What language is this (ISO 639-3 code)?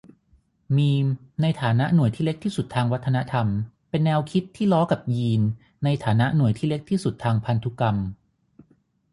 tha